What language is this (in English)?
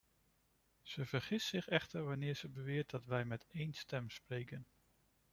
Dutch